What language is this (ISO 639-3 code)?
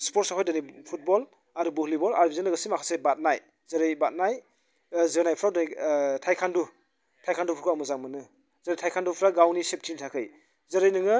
brx